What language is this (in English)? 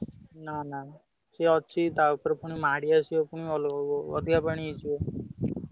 Odia